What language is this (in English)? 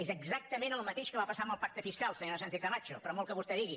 Catalan